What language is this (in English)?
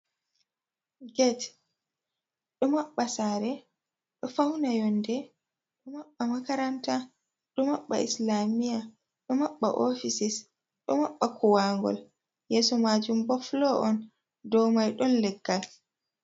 Fula